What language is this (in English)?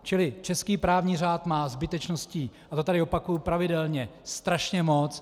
Czech